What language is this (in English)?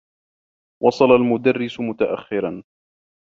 Arabic